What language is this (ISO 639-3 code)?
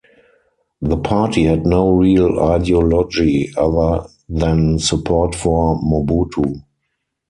eng